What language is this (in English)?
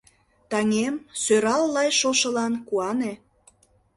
Mari